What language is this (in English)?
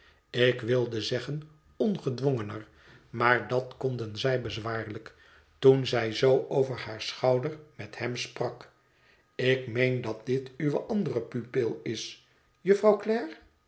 Dutch